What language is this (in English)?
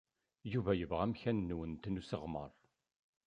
Kabyle